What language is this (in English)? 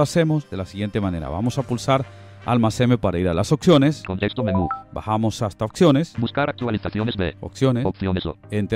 Spanish